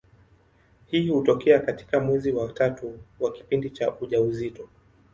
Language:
Swahili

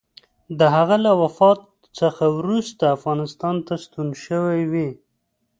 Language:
Pashto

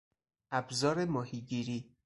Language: Persian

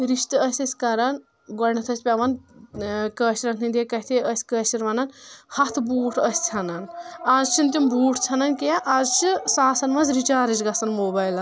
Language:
Kashmiri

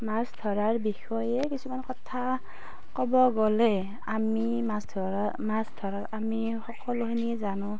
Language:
Assamese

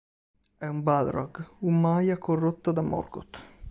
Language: Italian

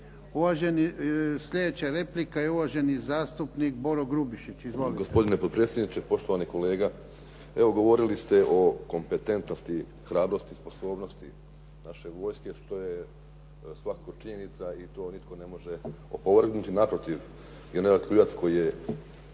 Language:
Croatian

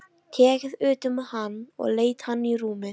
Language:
Icelandic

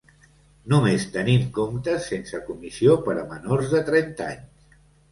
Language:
Catalan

